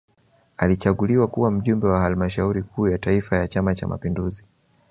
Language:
Swahili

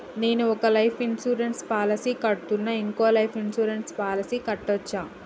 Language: Telugu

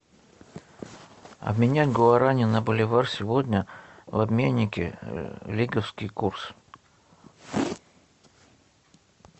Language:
Russian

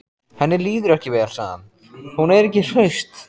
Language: Icelandic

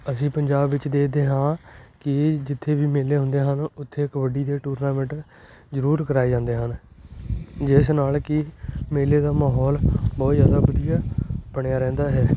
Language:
Punjabi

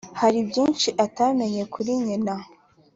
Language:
Kinyarwanda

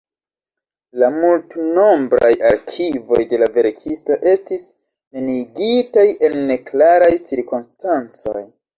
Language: Esperanto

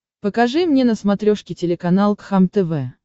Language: Russian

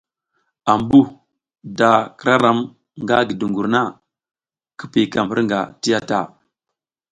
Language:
South Giziga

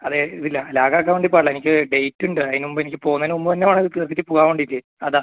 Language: Malayalam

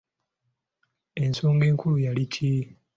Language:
Ganda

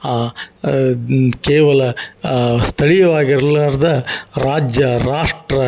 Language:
Kannada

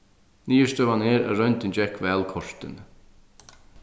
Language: Faroese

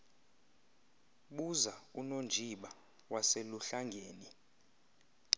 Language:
Xhosa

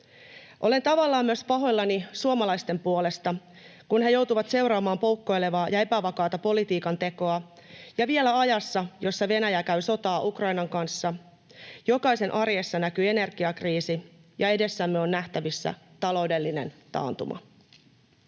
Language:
Finnish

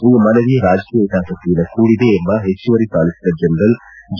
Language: Kannada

